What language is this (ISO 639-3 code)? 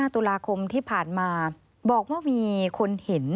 tha